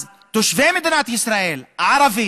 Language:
Hebrew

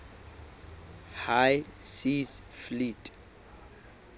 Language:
Southern Sotho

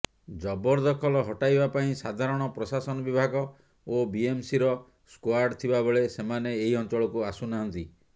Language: Odia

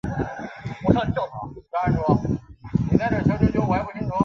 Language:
Chinese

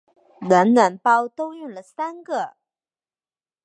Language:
Chinese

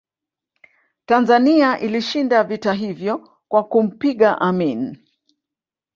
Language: Swahili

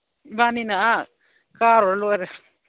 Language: Manipuri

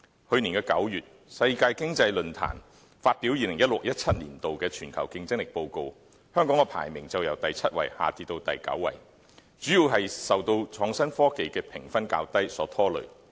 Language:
Cantonese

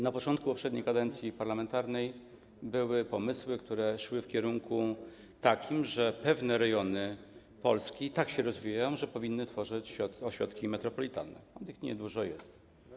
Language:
Polish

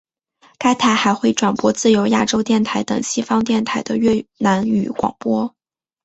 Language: Chinese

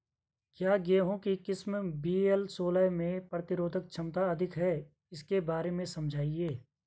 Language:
Hindi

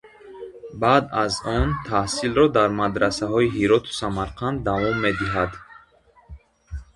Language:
Tajik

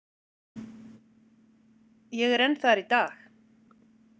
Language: Icelandic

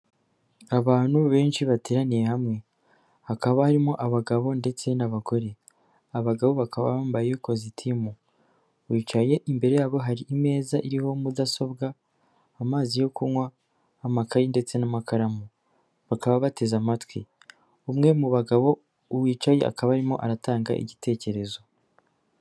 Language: Kinyarwanda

